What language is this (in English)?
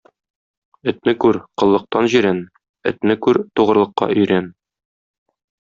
Tatar